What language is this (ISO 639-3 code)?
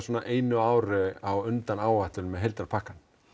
isl